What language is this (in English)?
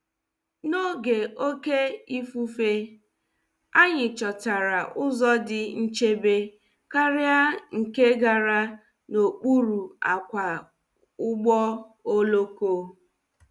Igbo